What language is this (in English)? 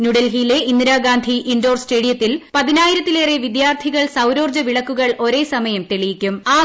Malayalam